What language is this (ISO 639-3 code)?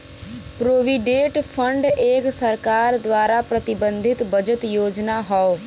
bho